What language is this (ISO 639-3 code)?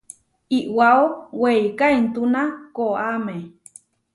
var